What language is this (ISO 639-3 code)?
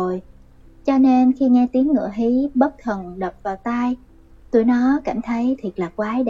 vie